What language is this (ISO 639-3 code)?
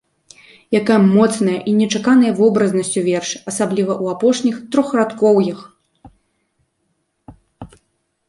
bel